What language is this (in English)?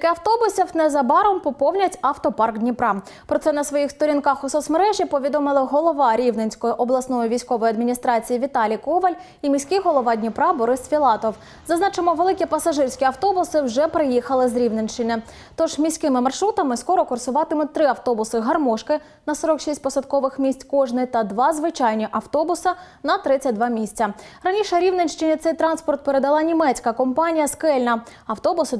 Ukrainian